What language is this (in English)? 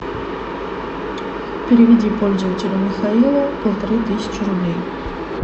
Russian